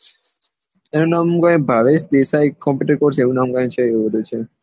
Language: Gujarati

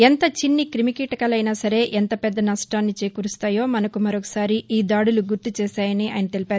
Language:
Telugu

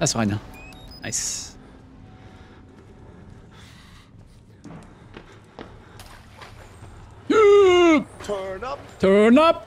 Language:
German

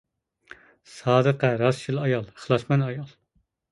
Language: Uyghur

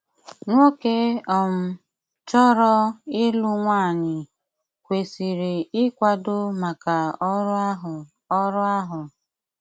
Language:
Igbo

